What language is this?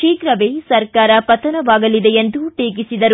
Kannada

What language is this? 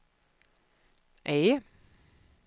Swedish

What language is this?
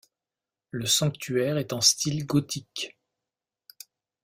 French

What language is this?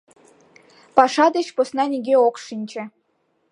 Mari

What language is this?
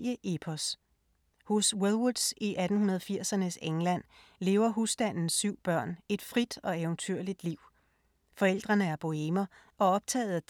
Danish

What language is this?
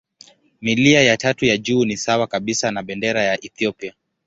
Swahili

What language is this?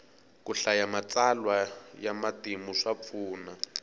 Tsonga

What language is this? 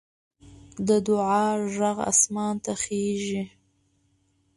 Pashto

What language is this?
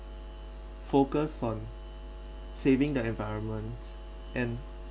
English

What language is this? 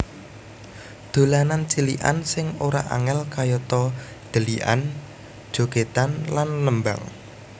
Javanese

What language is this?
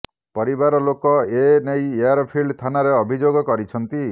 Odia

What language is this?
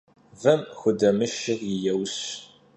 Kabardian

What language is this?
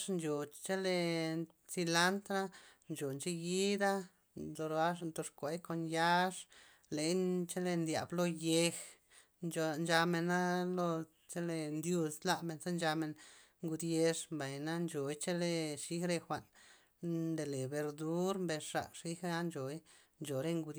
Loxicha Zapotec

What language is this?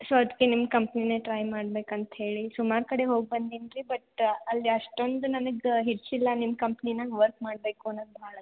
Kannada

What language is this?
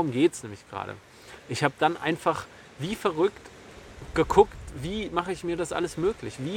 German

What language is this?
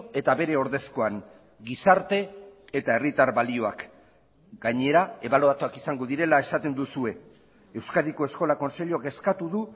Basque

